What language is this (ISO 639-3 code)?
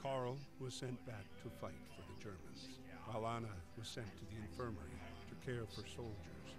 jpn